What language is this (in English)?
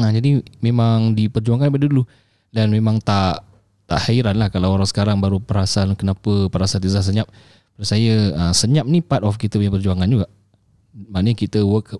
Malay